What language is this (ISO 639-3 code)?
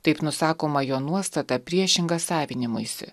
lit